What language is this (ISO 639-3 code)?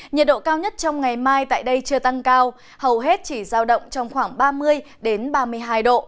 vie